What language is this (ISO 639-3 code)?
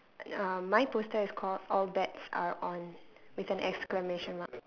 eng